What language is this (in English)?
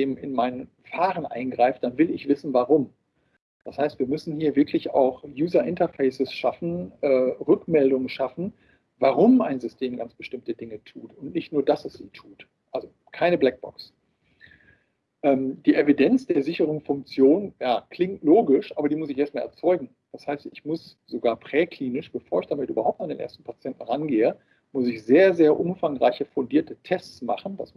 German